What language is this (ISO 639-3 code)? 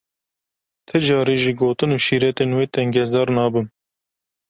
kur